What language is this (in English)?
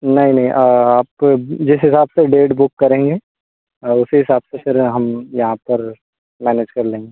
Hindi